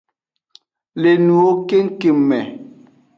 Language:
Aja (Benin)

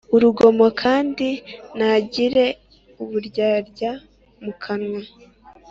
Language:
Kinyarwanda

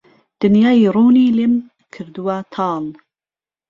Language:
Central Kurdish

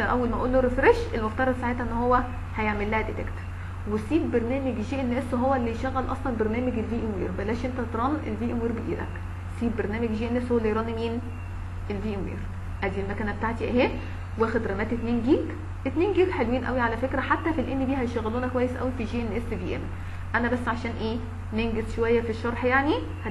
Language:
Arabic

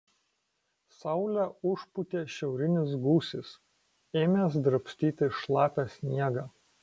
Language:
Lithuanian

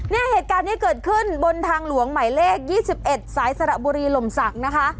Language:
Thai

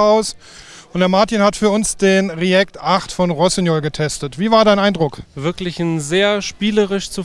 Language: German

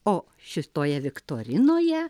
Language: Lithuanian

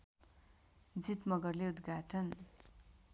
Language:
Nepali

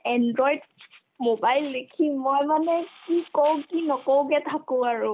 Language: Assamese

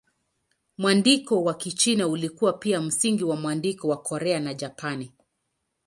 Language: Swahili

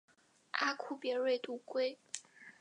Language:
Chinese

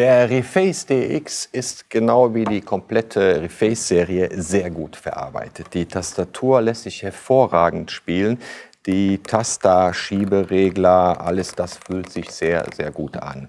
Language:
German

